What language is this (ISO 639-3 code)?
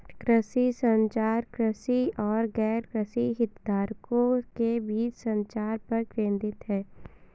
hin